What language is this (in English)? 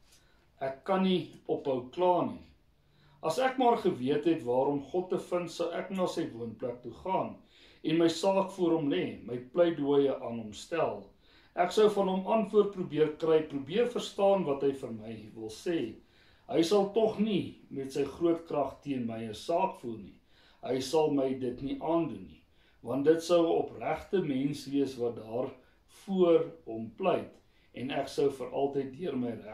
Dutch